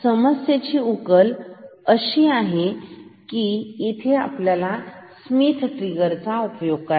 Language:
Marathi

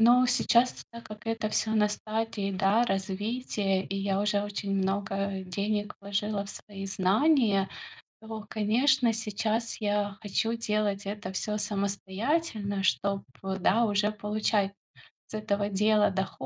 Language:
Russian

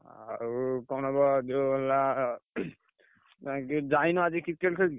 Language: Odia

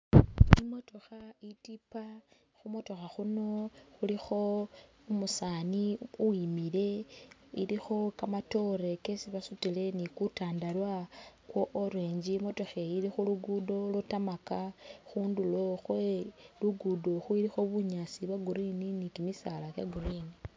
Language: Masaaba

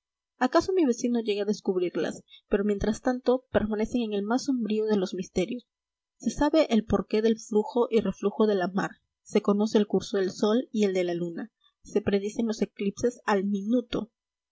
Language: Spanish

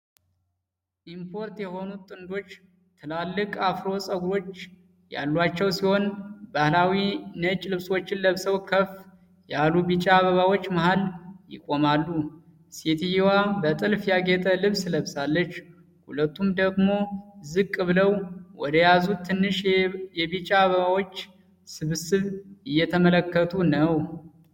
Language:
Amharic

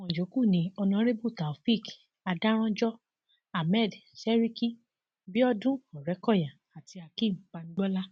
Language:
Yoruba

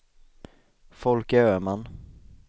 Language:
Swedish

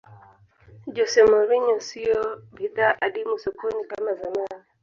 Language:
Swahili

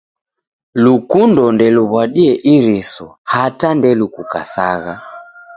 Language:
Taita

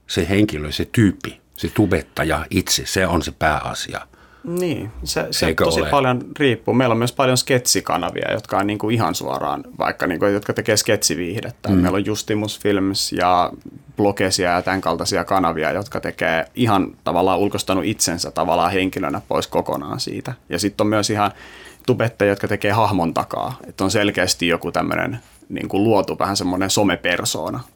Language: Finnish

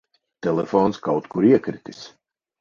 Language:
Latvian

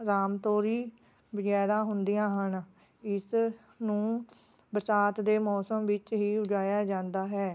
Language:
Punjabi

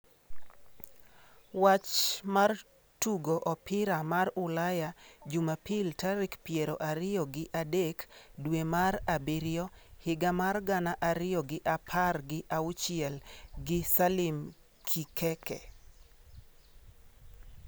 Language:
Luo (Kenya and Tanzania)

